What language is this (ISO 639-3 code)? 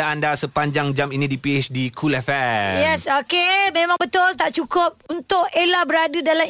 msa